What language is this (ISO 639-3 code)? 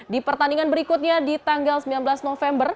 ind